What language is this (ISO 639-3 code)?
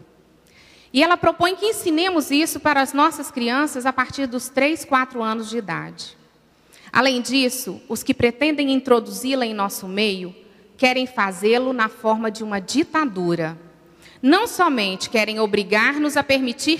por